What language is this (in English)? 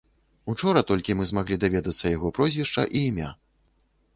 Belarusian